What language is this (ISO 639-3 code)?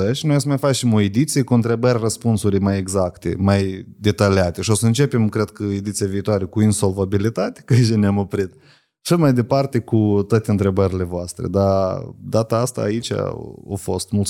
ron